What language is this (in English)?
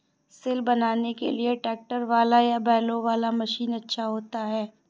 Hindi